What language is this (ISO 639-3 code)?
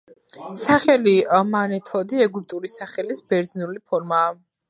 kat